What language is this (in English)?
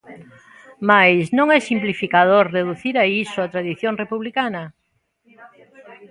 Galician